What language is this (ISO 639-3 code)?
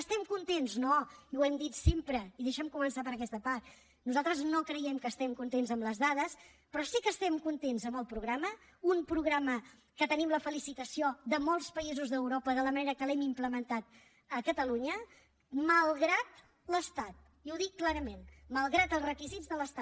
cat